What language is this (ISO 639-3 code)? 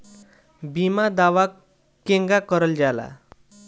bho